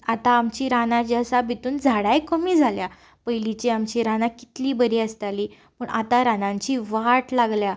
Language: Konkani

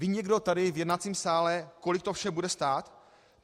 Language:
Czech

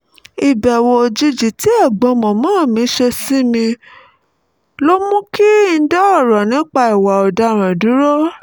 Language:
Yoruba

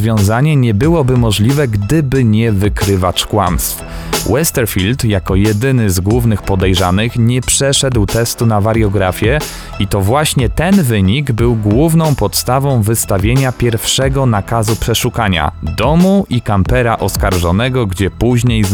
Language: Polish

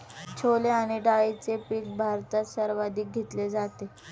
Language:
Marathi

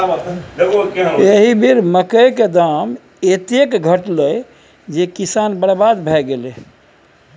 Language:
Maithili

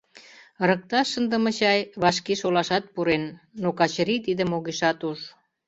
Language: Mari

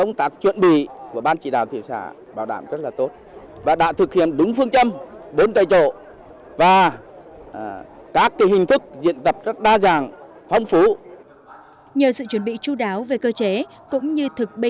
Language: Vietnamese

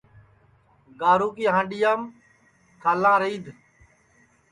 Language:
Sansi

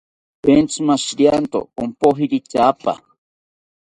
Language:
South Ucayali Ashéninka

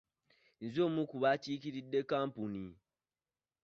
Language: Ganda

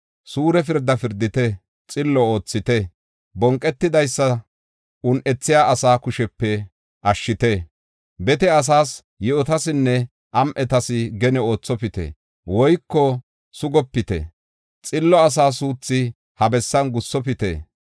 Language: Gofa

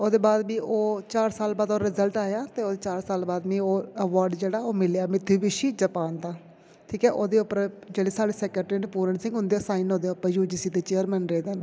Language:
Dogri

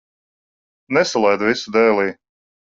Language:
Latvian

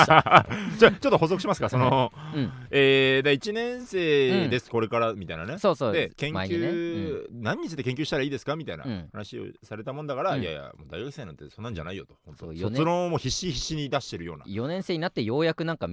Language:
Japanese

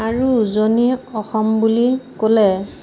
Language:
Assamese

